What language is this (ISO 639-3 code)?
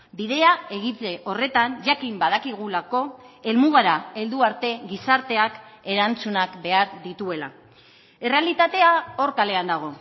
eus